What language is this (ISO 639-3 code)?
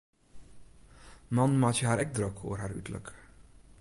fry